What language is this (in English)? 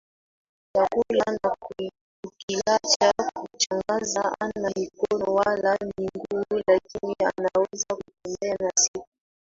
Swahili